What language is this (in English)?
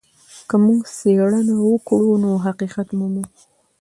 Pashto